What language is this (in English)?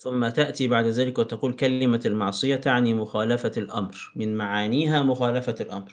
Arabic